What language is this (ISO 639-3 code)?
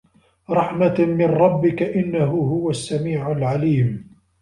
ara